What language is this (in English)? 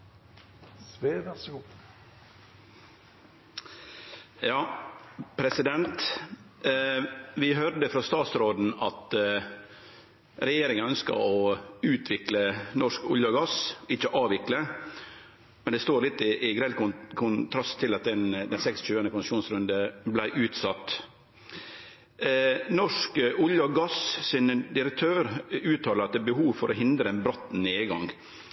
Norwegian Nynorsk